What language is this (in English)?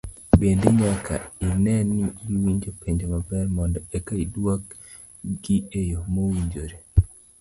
Luo (Kenya and Tanzania)